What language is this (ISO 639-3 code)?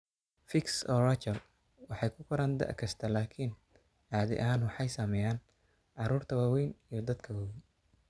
som